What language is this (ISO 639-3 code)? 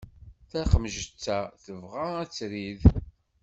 kab